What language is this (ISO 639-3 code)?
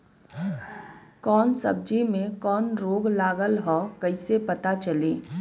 bho